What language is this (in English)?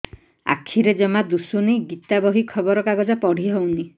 Odia